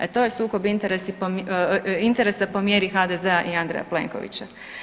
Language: Croatian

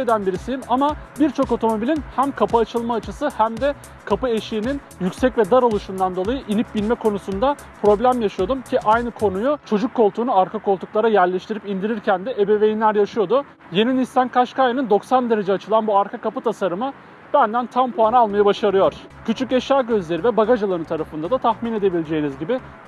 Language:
Turkish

